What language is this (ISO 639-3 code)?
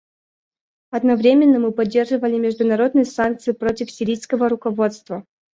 rus